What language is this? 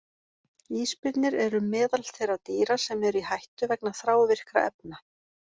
Icelandic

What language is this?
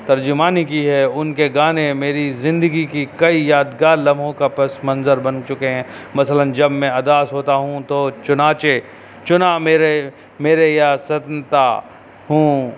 Urdu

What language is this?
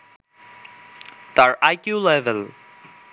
Bangla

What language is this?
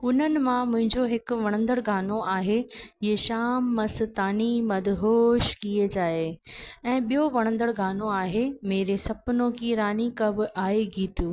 Sindhi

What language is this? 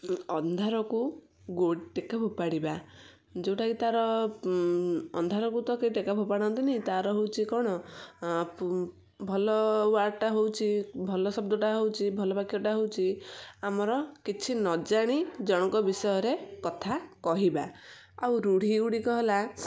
Odia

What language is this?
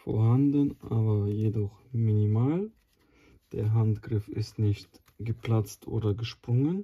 German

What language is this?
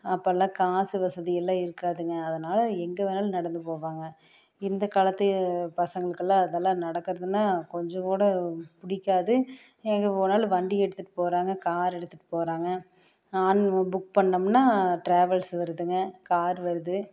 Tamil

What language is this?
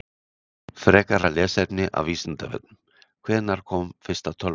Icelandic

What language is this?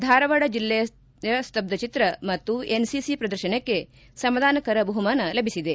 Kannada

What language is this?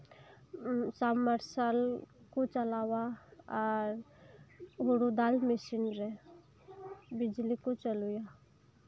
Santali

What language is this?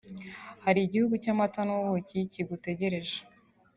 Kinyarwanda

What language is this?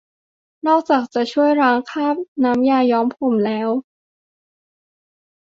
Thai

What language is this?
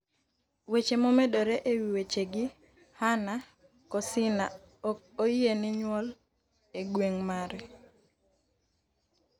Luo (Kenya and Tanzania)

